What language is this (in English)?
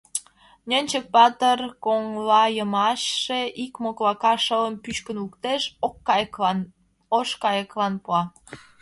Mari